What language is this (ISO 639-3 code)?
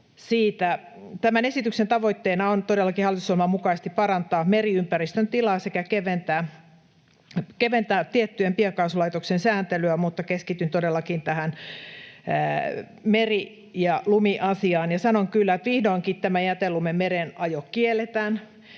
fin